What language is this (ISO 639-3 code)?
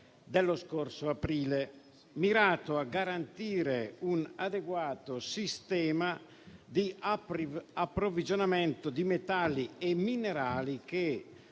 ita